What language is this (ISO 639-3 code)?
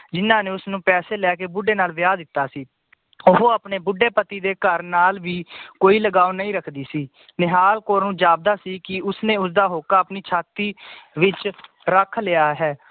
pan